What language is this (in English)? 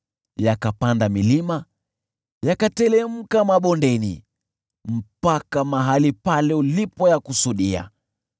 Swahili